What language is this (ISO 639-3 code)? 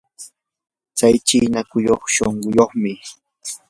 qur